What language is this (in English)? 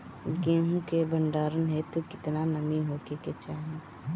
Bhojpuri